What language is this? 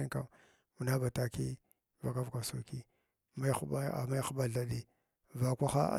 Glavda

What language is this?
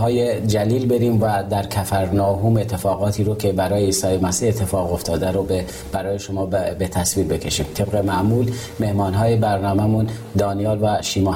Persian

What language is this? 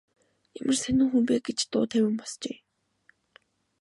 Mongolian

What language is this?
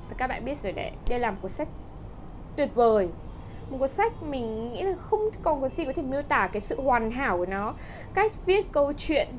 Vietnamese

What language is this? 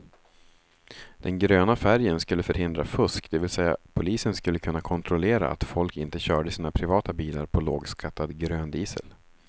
Swedish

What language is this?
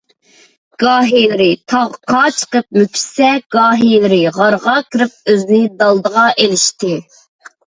Uyghur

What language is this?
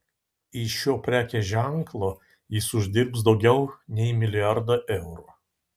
Lithuanian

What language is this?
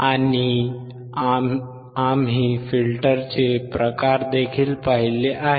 Marathi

